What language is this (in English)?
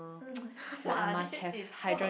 English